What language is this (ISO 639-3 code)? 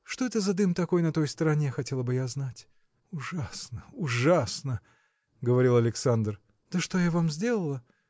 rus